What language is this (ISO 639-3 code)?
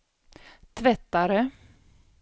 swe